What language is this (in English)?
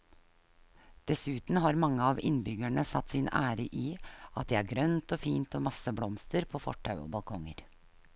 Norwegian